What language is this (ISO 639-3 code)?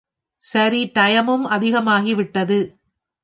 tam